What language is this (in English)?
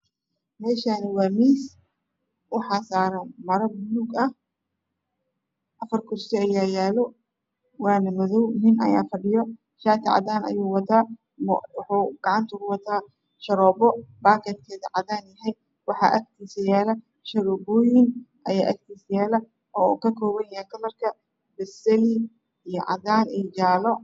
Somali